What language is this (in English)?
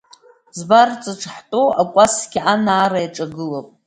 Abkhazian